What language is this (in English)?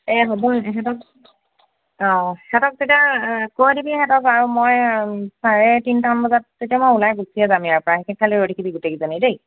Assamese